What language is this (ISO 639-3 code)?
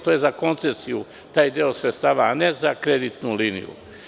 srp